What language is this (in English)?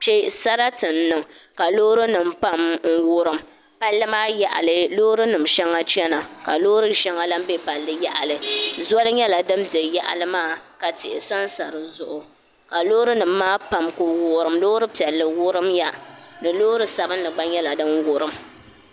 Dagbani